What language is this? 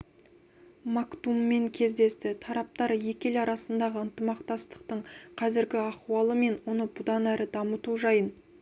Kazakh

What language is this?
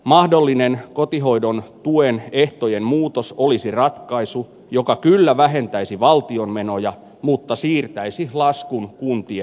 Finnish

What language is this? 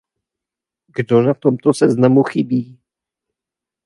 Czech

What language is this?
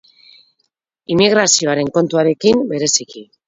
Basque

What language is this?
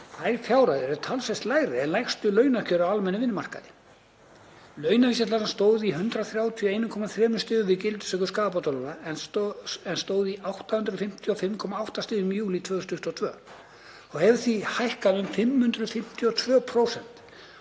Icelandic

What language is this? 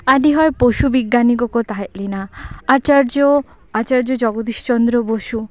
Santali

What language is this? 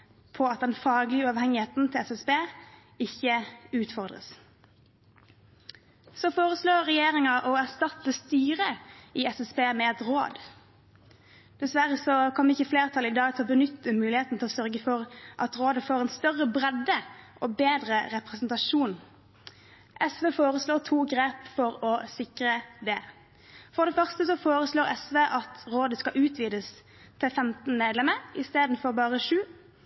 Norwegian Bokmål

